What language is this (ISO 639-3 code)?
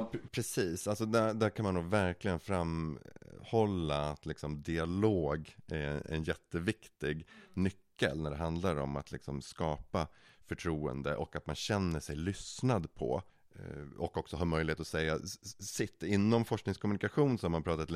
swe